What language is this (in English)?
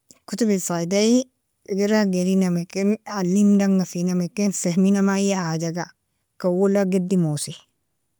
Nobiin